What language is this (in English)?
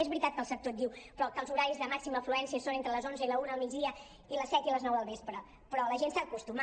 Catalan